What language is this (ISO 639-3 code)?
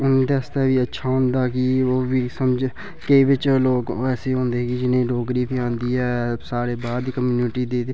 doi